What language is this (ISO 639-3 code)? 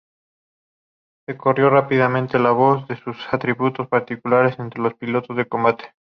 spa